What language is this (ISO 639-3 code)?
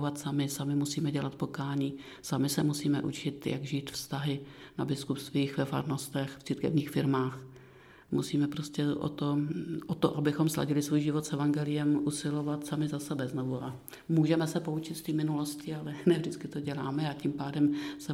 ces